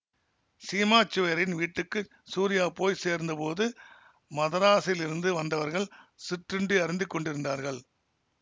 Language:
Tamil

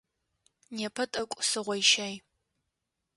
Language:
Adyghe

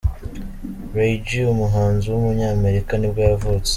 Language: Kinyarwanda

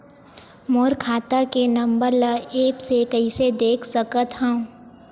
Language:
Chhattisgarhi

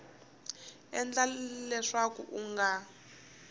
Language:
Tsonga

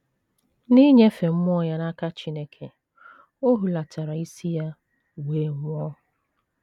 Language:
Igbo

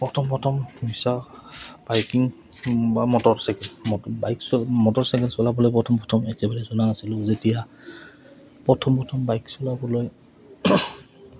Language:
Assamese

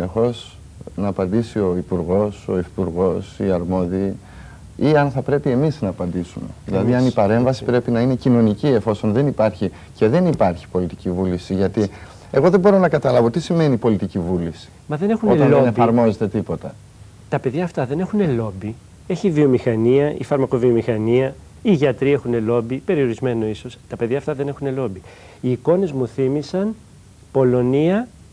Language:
Greek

